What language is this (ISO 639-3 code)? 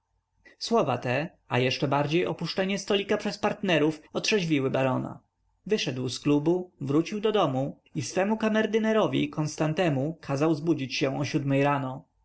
pol